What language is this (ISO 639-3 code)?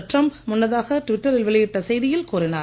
tam